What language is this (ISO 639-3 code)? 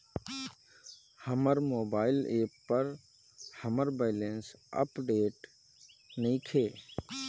bho